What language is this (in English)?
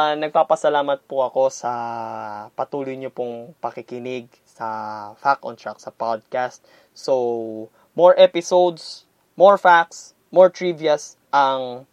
Filipino